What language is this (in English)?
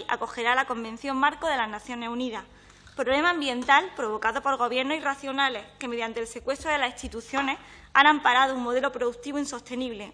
Spanish